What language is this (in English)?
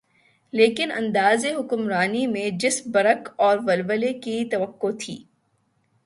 Urdu